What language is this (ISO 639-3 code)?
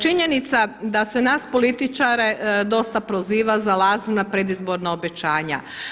hrv